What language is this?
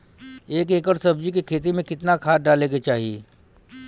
Bhojpuri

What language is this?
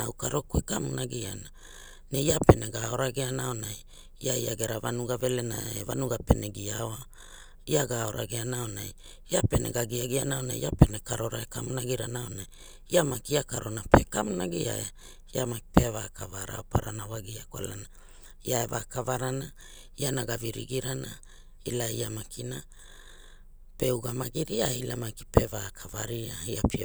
Hula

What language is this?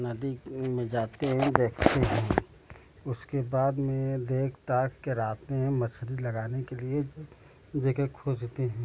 Hindi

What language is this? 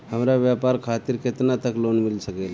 Bhojpuri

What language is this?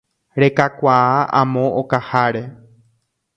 Guarani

